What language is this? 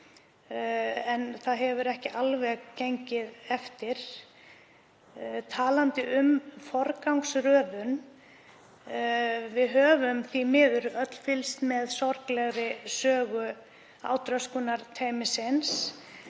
Icelandic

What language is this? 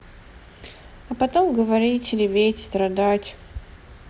Russian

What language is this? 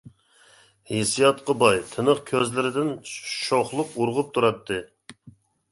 Uyghur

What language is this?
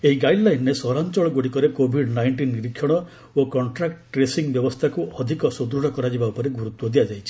Odia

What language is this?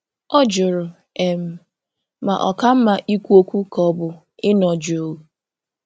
Igbo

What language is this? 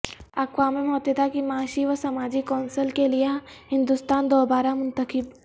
Urdu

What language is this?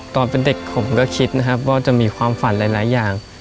Thai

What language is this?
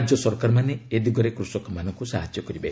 Odia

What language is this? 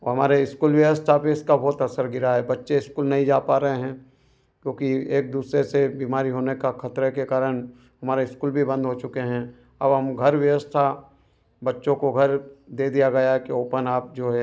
Hindi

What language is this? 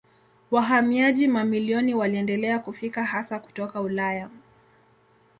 Swahili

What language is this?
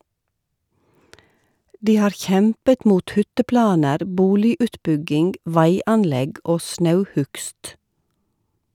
Norwegian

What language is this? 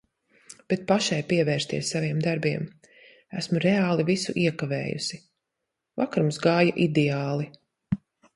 Latvian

